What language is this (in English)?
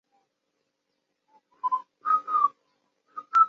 Chinese